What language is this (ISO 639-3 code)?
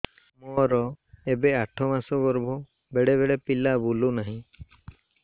ori